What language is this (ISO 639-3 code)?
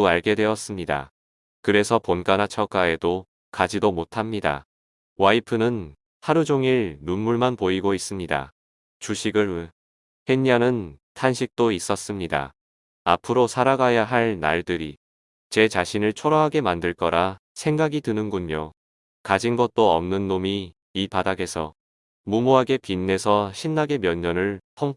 kor